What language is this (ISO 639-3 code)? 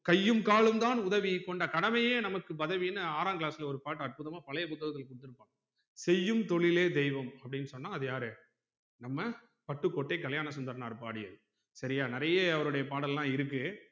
tam